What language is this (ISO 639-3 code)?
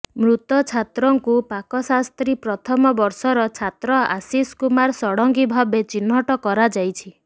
ori